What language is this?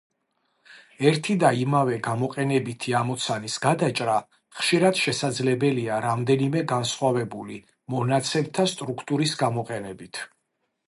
Georgian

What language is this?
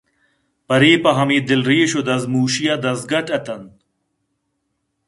Eastern Balochi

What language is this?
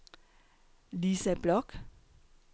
Danish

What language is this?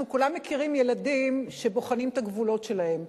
Hebrew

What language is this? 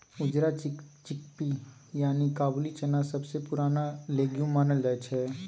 Maithili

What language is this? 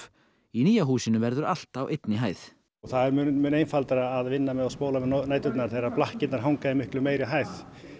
Icelandic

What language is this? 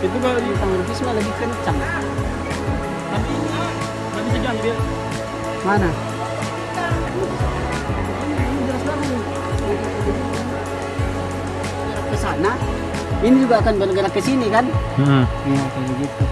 Indonesian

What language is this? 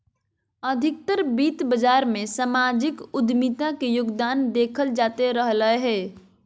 Magahi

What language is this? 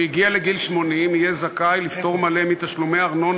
Hebrew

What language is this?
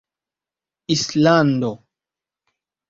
Esperanto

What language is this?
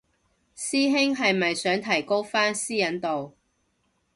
Cantonese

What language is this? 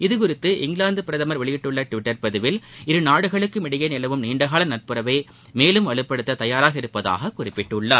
Tamil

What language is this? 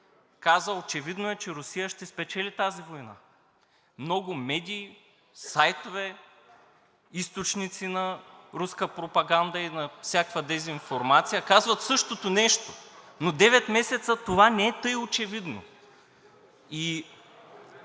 Bulgarian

